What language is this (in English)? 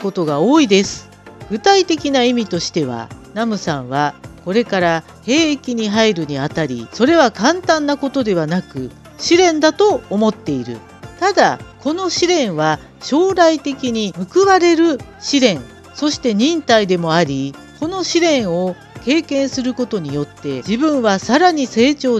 Japanese